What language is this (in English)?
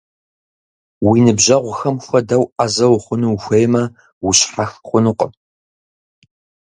Kabardian